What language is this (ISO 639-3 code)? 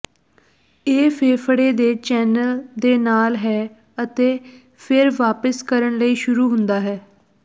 pan